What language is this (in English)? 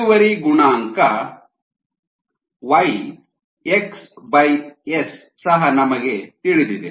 Kannada